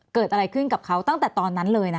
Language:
Thai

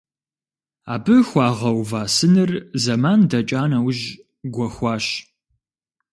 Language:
Kabardian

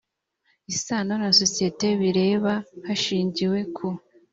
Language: Kinyarwanda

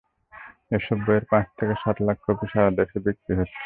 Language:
Bangla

